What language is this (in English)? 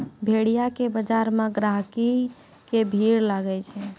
Maithili